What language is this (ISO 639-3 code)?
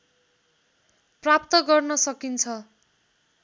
nep